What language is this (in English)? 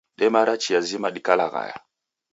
Taita